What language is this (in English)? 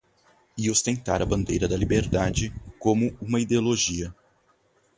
Portuguese